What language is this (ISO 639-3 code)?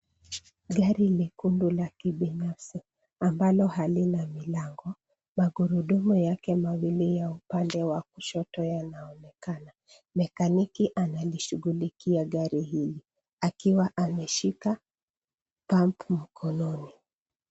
swa